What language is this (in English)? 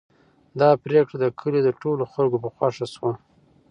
Pashto